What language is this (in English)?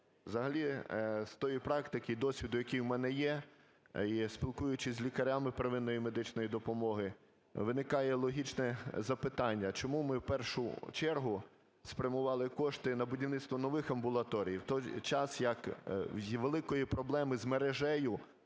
Ukrainian